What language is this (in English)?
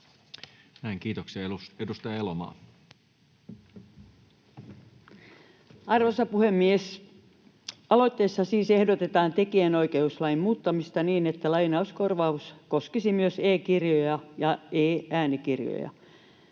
Finnish